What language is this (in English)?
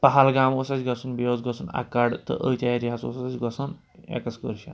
Kashmiri